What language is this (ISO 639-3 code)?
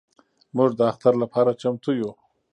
pus